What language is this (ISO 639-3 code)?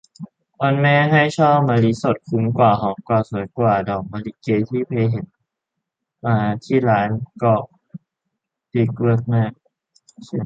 tha